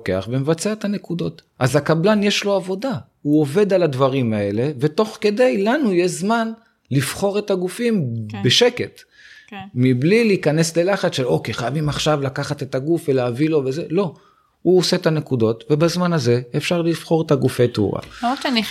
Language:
Hebrew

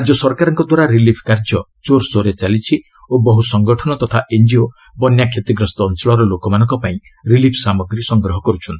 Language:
Odia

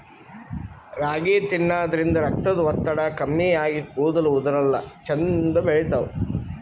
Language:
Kannada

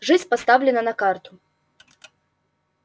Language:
Russian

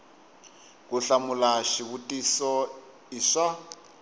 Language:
Tsonga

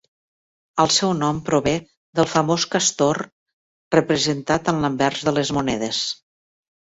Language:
Catalan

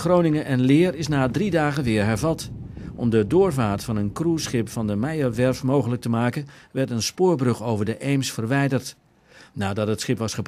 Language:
Dutch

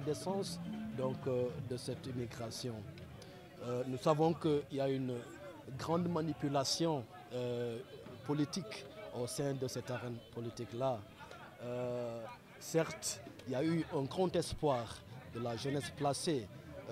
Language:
French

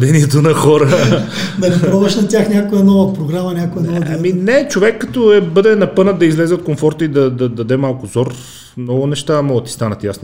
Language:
Bulgarian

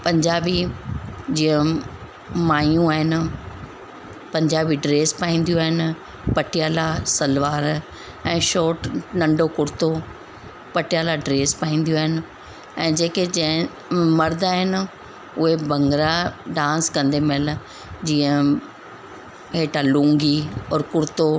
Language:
Sindhi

